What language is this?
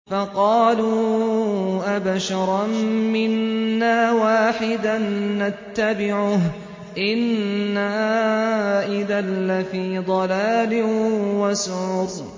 Arabic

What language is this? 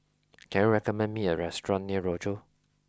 English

